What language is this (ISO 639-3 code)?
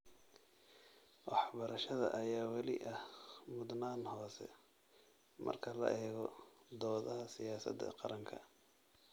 som